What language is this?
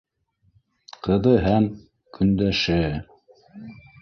Bashkir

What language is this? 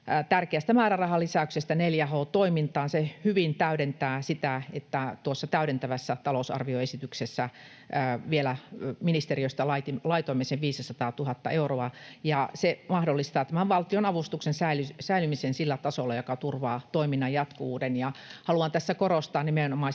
Finnish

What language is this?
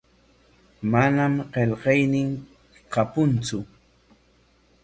Corongo Ancash Quechua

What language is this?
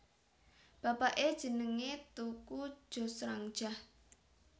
Javanese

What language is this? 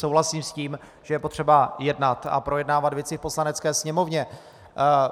Czech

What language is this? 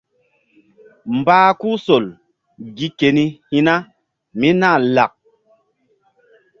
Mbum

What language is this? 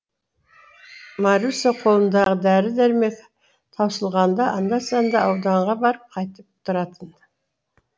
Kazakh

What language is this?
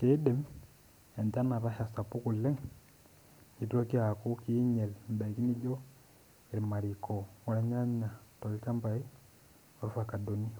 Masai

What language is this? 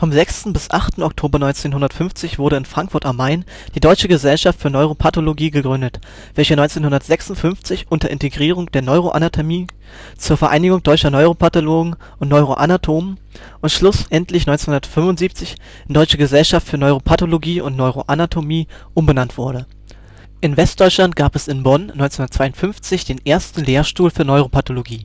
German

